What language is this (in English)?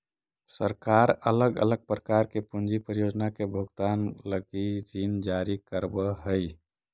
Magahi